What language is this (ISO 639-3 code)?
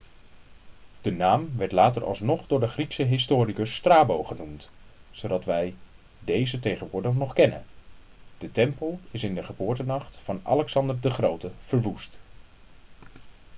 nld